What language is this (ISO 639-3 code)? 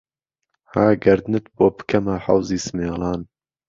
ckb